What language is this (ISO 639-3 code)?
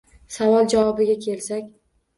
uzb